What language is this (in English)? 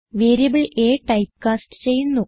Malayalam